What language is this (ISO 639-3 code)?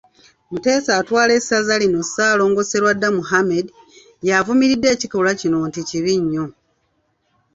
lug